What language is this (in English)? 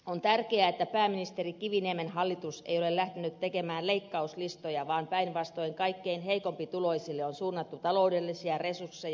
Finnish